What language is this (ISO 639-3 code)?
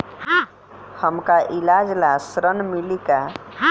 bho